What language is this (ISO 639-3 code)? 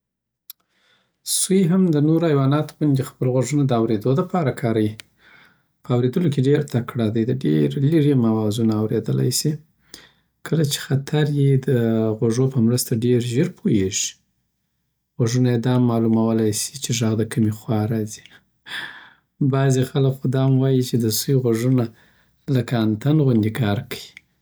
pbt